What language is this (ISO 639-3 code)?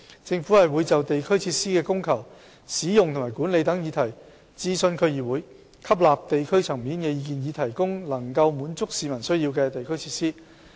yue